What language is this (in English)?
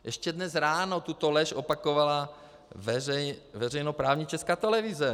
Czech